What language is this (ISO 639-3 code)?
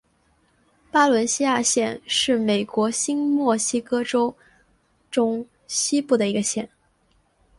zho